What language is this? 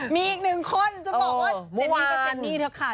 Thai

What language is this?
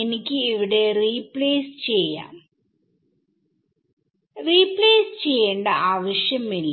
Malayalam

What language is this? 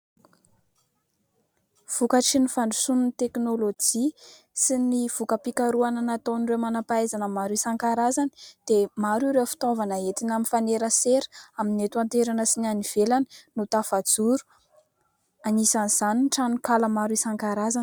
Malagasy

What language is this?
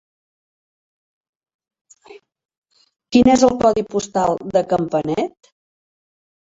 Catalan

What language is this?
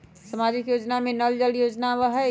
Magahi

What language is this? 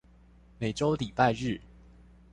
Chinese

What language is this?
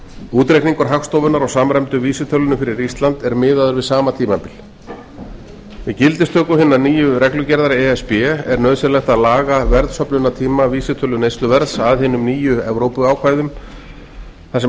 Icelandic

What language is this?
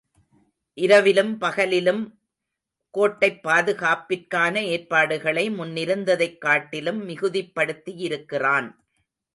Tamil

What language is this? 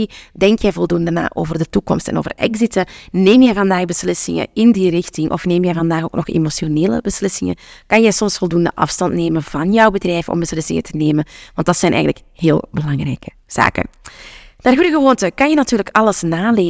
Dutch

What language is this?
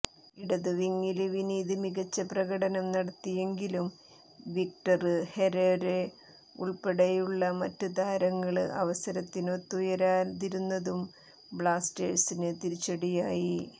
Malayalam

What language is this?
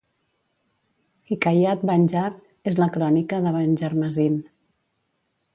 Catalan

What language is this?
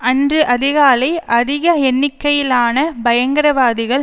Tamil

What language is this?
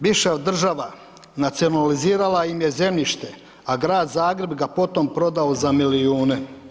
Croatian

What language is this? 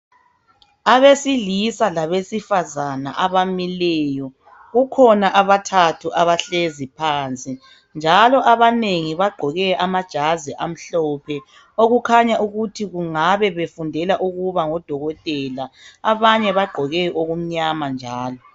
North Ndebele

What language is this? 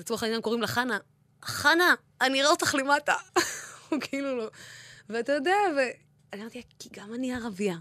Hebrew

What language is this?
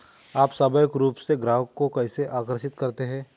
Hindi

